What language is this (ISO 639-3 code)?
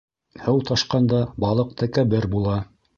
bak